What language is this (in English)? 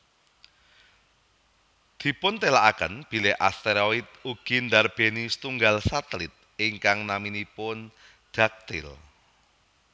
Javanese